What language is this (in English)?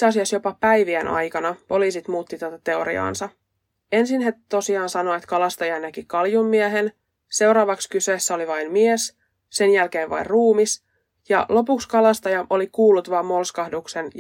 Finnish